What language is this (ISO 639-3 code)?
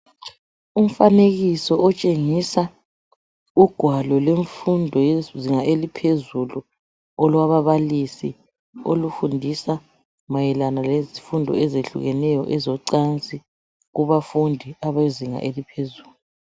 nde